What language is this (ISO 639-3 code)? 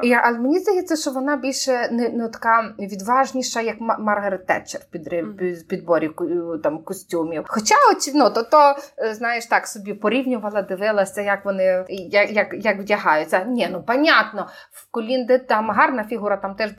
ukr